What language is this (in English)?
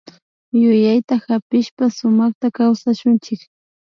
Imbabura Highland Quichua